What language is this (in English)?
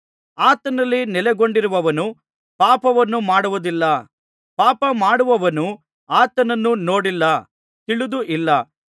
Kannada